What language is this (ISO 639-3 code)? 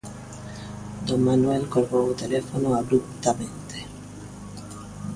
glg